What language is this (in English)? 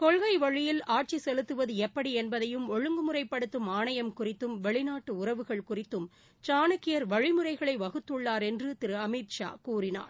Tamil